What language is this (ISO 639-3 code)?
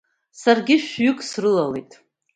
abk